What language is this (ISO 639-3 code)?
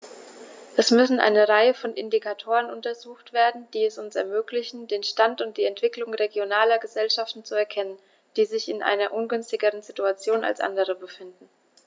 deu